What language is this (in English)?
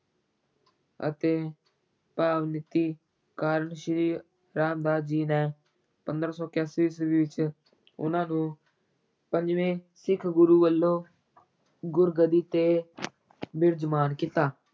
Punjabi